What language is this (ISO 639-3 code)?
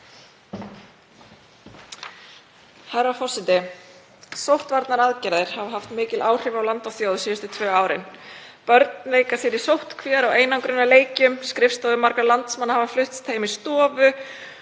isl